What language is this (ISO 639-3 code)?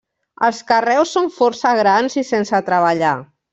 cat